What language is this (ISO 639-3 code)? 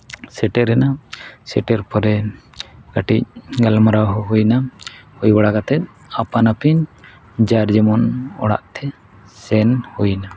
sat